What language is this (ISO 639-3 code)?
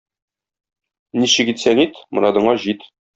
tat